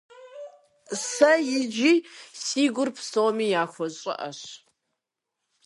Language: Kabardian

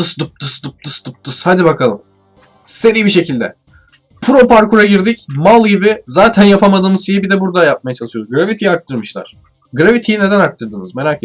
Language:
Turkish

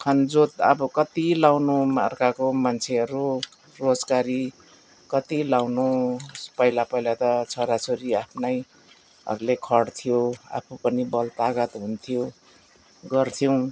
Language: Nepali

